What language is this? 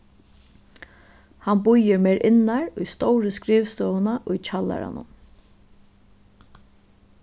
Faroese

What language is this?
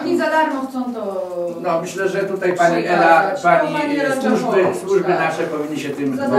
Polish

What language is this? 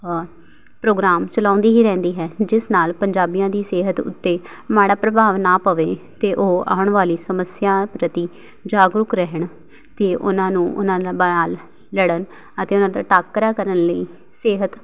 Punjabi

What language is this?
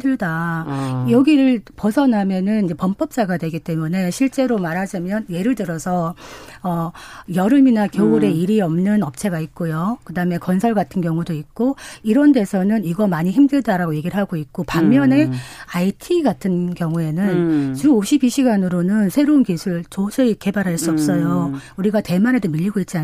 Korean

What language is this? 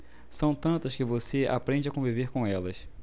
Portuguese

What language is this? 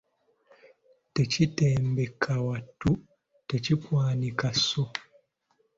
Ganda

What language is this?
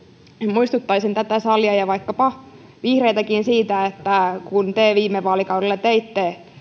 Finnish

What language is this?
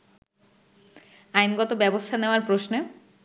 Bangla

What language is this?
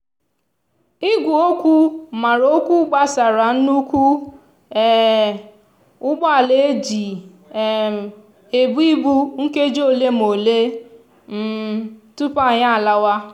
Igbo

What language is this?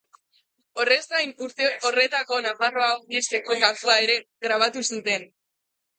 Basque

